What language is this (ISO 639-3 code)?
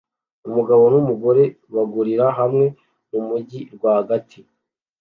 kin